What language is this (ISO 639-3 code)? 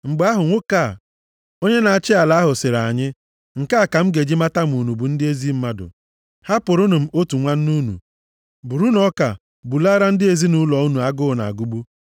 ibo